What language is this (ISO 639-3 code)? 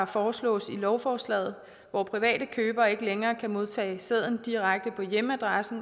dan